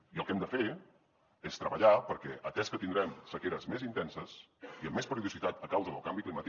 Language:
Catalan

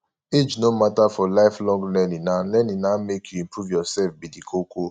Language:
Nigerian Pidgin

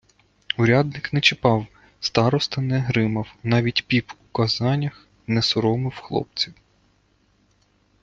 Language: Ukrainian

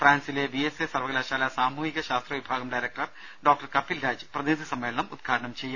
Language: Malayalam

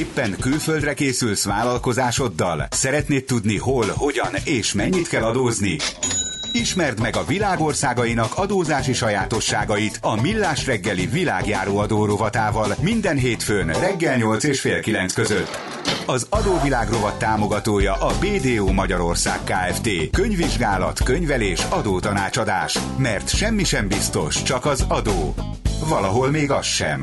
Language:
Hungarian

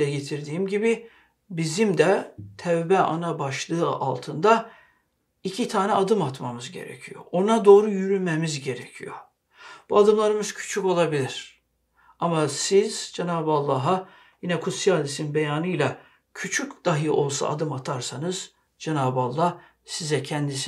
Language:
Turkish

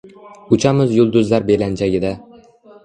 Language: Uzbek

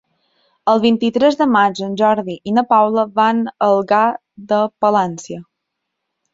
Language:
Catalan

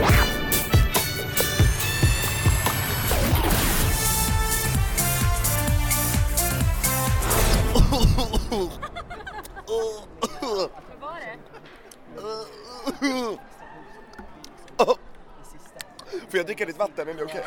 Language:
Swedish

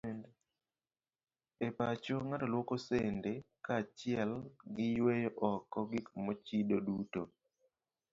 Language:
Luo (Kenya and Tanzania)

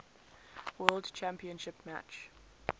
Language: English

